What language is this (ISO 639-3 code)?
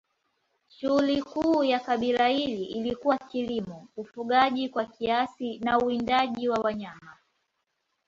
swa